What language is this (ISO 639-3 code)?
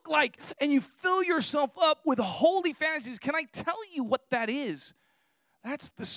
eng